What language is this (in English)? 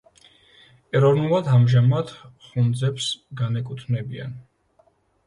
Georgian